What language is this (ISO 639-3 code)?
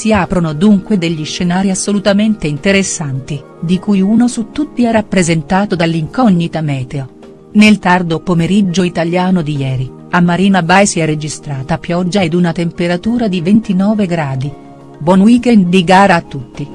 ita